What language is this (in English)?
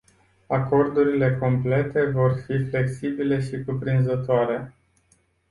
Romanian